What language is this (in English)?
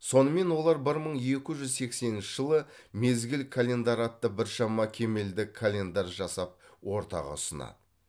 Kazakh